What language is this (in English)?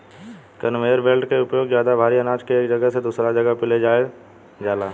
Bhojpuri